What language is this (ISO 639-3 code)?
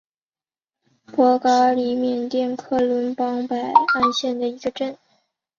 zho